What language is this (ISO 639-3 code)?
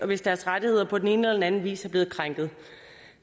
dan